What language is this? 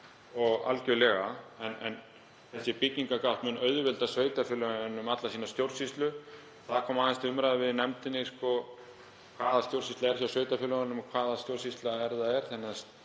Icelandic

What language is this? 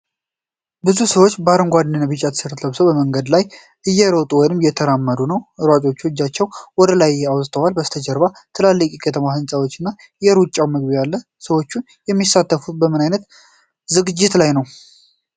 Amharic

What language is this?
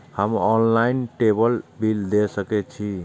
Maithili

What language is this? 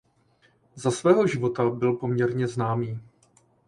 Czech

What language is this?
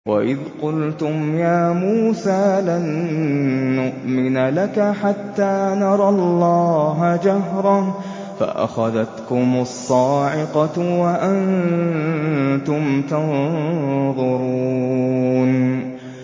Arabic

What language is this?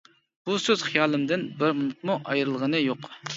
Uyghur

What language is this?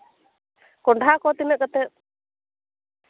Santali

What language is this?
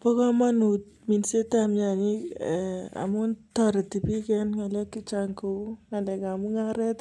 Kalenjin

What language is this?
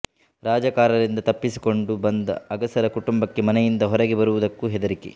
Kannada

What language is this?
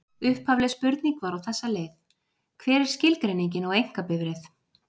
Icelandic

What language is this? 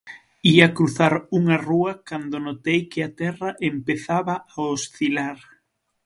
Galician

